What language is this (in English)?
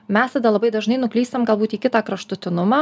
Lithuanian